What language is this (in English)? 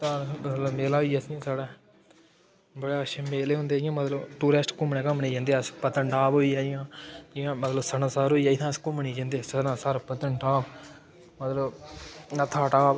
Dogri